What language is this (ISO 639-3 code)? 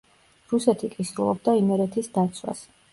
kat